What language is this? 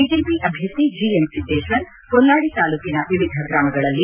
Kannada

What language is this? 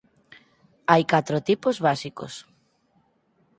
Galician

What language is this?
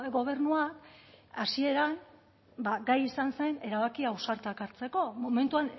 Basque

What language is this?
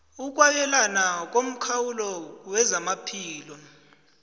South Ndebele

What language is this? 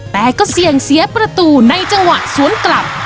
Thai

